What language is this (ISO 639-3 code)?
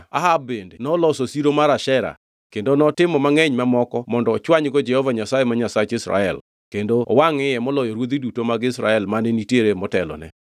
luo